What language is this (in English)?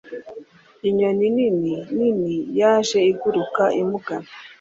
Kinyarwanda